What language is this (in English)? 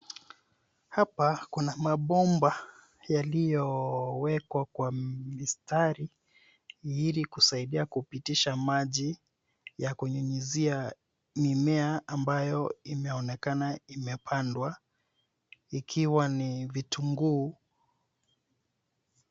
Swahili